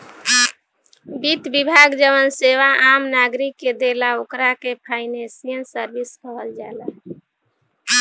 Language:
Bhojpuri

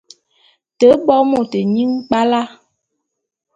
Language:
Bulu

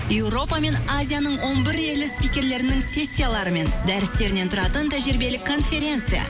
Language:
Kazakh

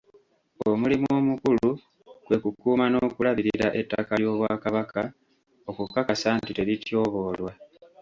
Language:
Ganda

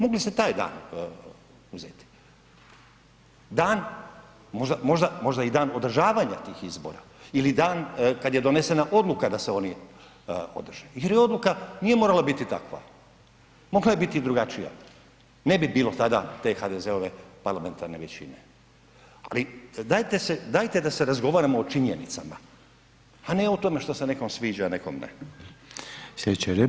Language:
Croatian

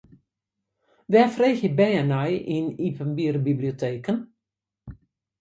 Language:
Western Frisian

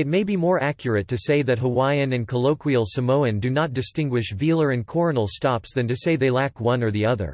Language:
English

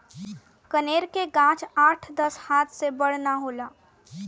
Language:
Bhojpuri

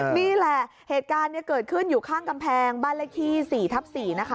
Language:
Thai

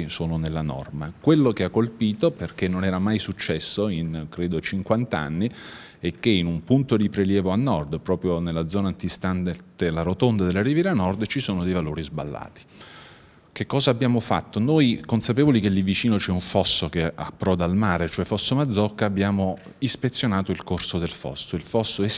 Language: Italian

